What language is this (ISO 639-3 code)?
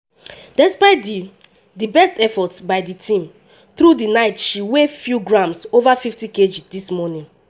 pcm